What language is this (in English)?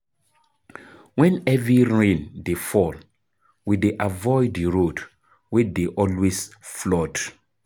Nigerian Pidgin